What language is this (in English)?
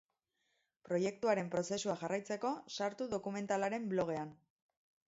Basque